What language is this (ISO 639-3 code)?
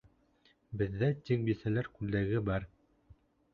bak